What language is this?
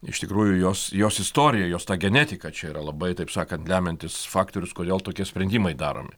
Lithuanian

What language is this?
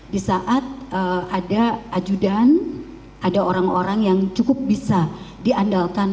Indonesian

